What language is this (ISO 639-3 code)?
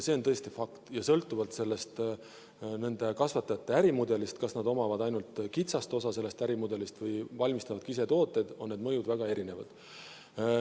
est